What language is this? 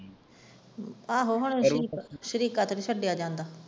Punjabi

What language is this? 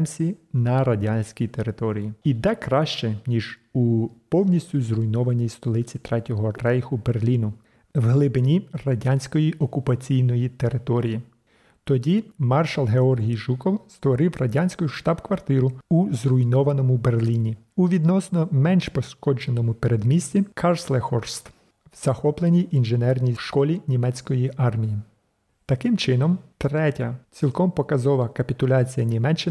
Ukrainian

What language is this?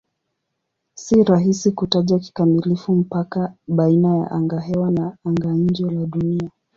Swahili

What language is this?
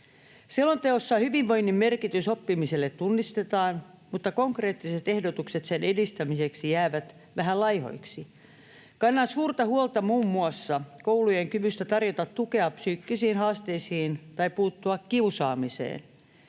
Finnish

